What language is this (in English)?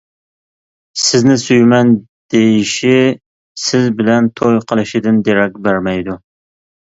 Uyghur